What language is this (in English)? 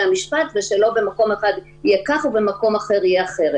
Hebrew